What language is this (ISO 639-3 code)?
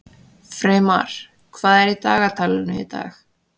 isl